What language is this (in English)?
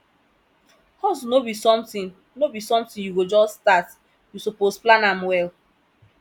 Nigerian Pidgin